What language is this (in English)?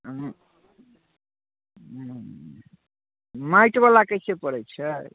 Maithili